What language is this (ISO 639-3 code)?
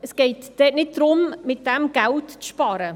gsw